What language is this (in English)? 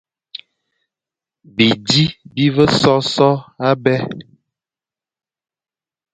Fang